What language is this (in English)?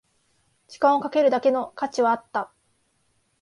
Japanese